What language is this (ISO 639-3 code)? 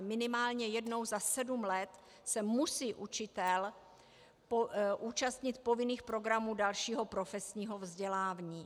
ces